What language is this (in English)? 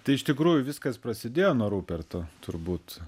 Lithuanian